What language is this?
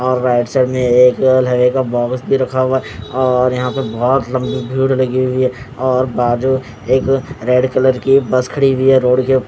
Hindi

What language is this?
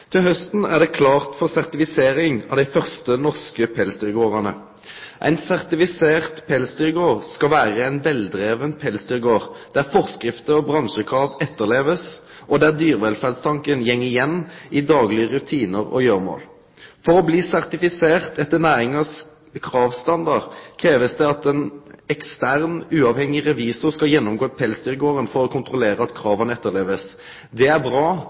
Norwegian Nynorsk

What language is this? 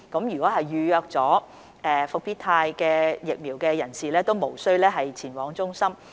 Cantonese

